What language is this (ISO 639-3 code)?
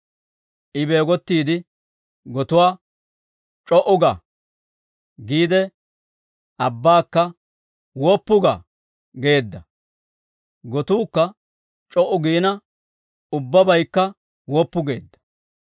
dwr